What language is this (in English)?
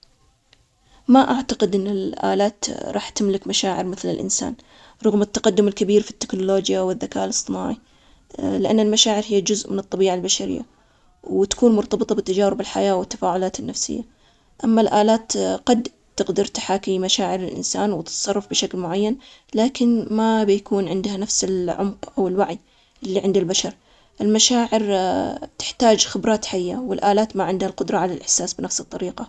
Omani Arabic